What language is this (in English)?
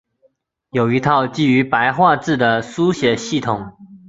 Chinese